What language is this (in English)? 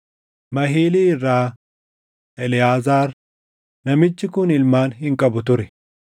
Oromo